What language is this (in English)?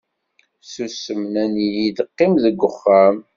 Kabyle